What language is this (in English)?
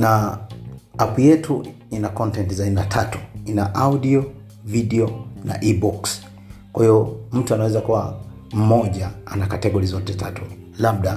Swahili